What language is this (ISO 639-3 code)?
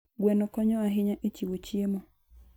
luo